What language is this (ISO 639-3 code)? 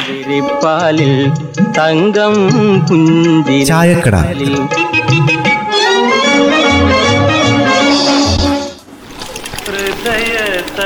mal